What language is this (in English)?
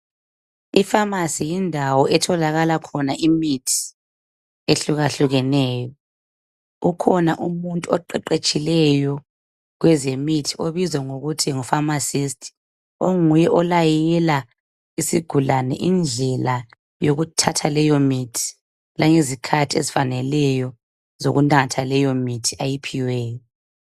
North Ndebele